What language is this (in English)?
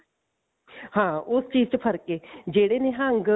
Punjabi